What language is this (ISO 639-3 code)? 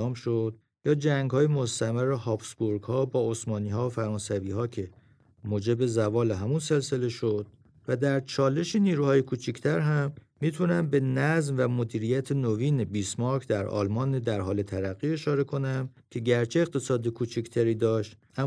fas